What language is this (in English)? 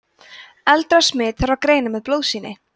Icelandic